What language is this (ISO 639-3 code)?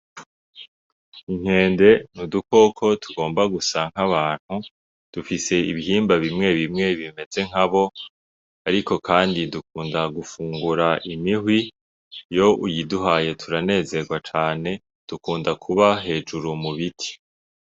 run